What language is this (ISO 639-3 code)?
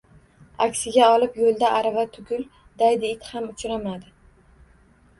uzb